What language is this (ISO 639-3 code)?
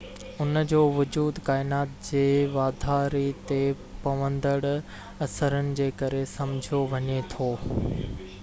snd